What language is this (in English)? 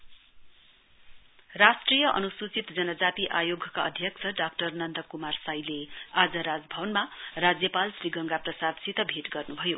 Nepali